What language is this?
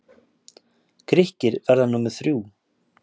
Icelandic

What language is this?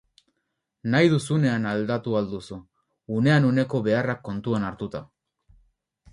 Basque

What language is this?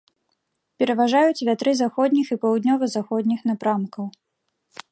Belarusian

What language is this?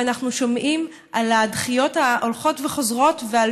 Hebrew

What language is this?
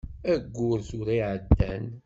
Kabyle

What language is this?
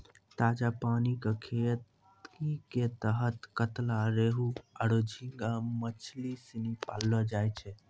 Maithili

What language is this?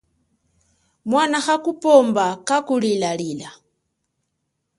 Chokwe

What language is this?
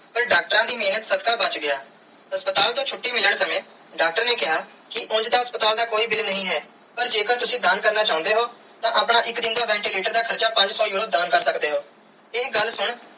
Punjabi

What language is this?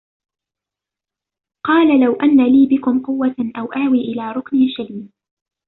Arabic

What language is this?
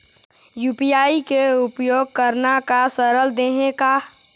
Chhattisgarhi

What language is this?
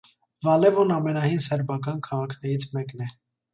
Armenian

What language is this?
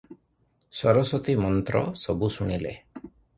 Odia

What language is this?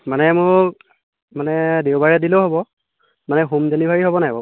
Assamese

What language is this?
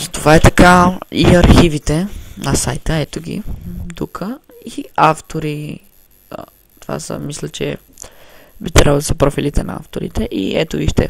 Bulgarian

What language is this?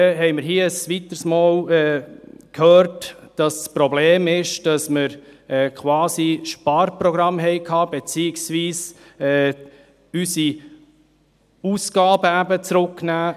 Swiss German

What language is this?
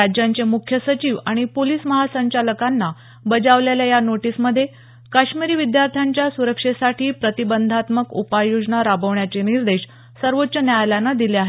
Marathi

